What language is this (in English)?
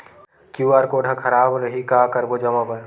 Chhattisgarhi